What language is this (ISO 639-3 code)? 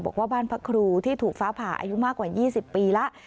tha